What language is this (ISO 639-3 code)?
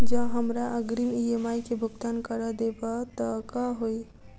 mai